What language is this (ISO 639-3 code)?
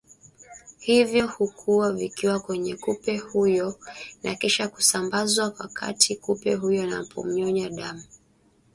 swa